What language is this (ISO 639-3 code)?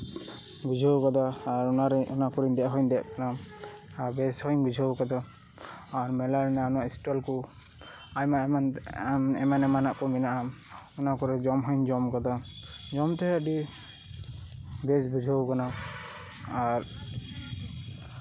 sat